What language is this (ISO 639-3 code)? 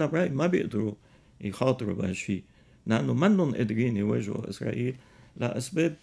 ara